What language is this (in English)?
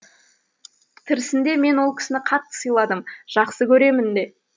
Kazakh